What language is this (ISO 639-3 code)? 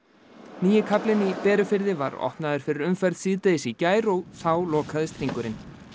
isl